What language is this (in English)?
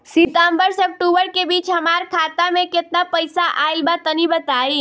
Bhojpuri